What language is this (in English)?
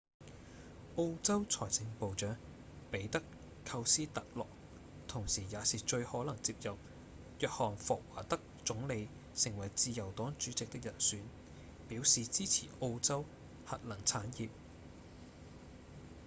Cantonese